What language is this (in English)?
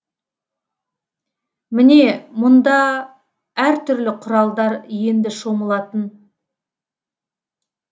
Kazakh